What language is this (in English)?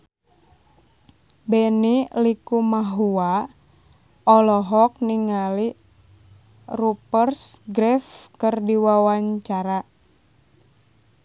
Sundanese